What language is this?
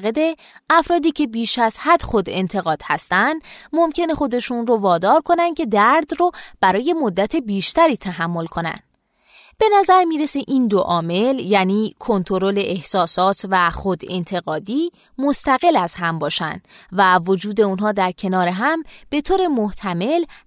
Persian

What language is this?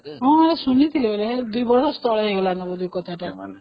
Odia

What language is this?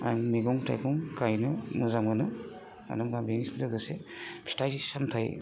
Bodo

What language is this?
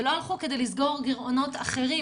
Hebrew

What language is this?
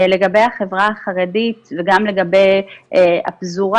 Hebrew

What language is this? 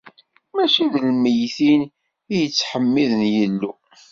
Kabyle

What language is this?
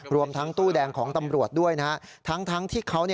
Thai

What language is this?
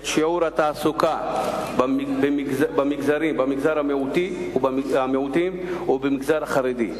Hebrew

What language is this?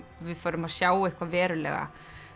Icelandic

